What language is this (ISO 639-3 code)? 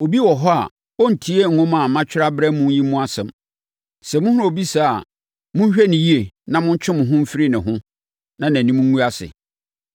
aka